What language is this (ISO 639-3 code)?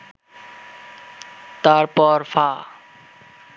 ben